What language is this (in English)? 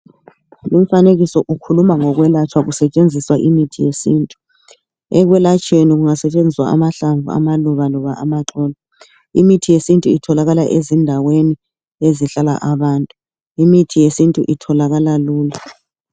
North Ndebele